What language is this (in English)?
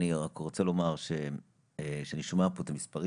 Hebrew